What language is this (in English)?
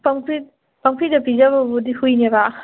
Manipuri